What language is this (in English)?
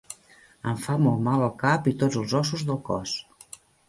Catalan